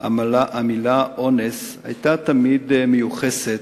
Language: Hebrew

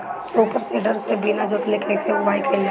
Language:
Bhojpuri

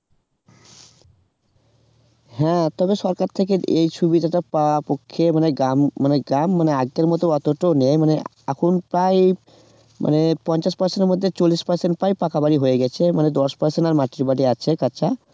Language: Bangla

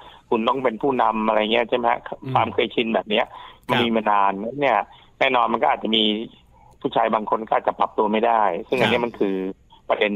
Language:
Thai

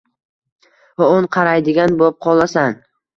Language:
Uzbek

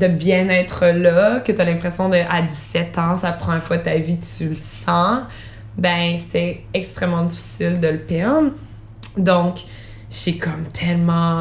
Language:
French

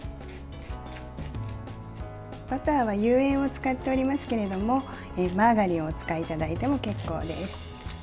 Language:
Japanese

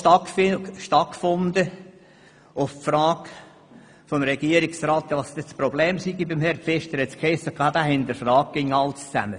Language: Swiss German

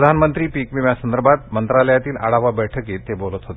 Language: Marathi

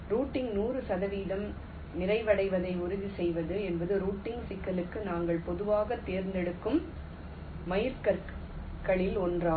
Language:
Tamil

